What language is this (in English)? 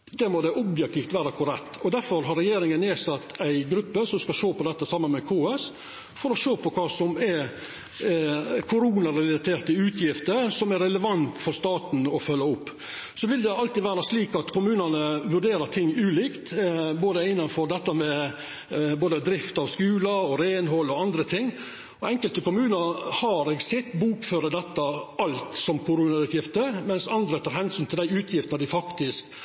Norwegian Nynorsk